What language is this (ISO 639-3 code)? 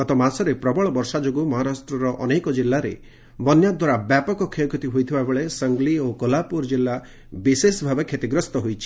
ori